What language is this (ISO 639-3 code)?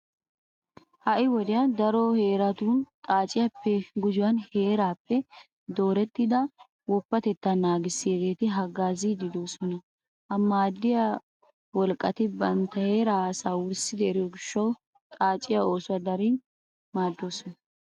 wal